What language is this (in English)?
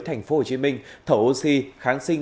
Vietnamese